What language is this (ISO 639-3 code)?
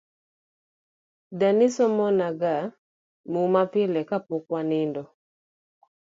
luo